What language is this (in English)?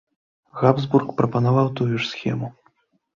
Belarusian